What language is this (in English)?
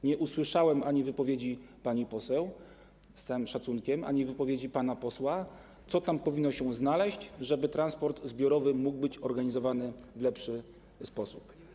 Polish